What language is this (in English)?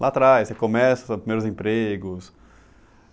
Portuguese